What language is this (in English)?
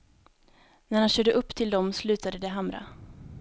Swedish